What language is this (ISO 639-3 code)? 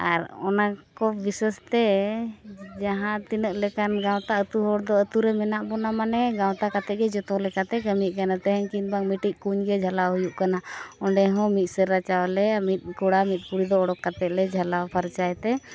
sat